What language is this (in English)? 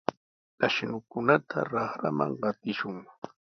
Sihuas Ancash Quechua